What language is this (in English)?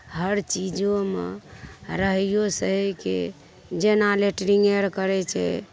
Maithili